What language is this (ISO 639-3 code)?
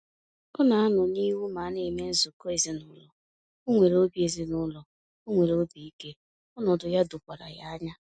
ibo